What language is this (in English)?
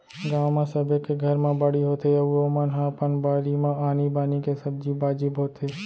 Chhattisgarhi